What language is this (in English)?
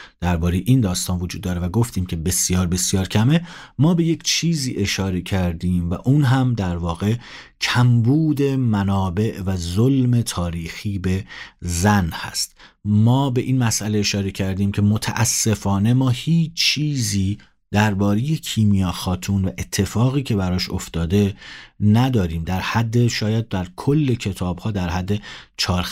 Persian